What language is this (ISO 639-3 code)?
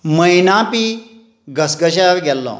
kok